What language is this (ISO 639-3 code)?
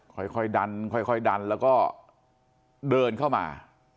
tha